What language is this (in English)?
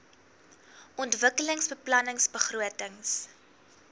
Afrikaans